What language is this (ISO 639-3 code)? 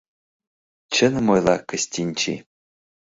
chm